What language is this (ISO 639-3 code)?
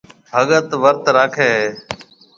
mve